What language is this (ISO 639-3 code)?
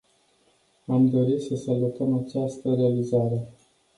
ron